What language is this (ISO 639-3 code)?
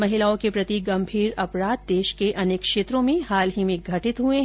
hin